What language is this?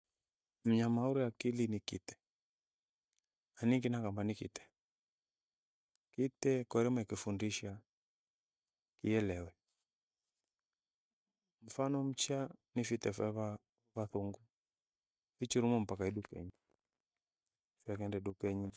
Gweno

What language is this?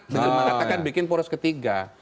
Indonesian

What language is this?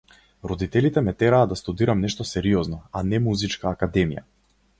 Macedonian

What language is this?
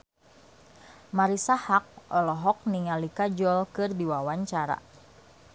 Sundanese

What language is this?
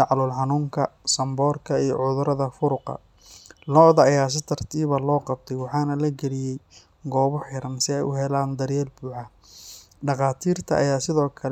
Somali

